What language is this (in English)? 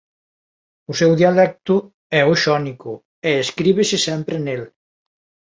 Galician